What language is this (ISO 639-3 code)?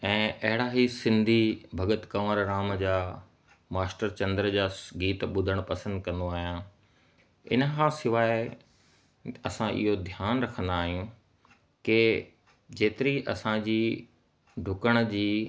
snd